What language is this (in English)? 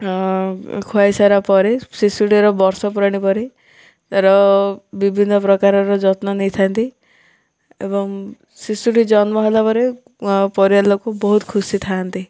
Odia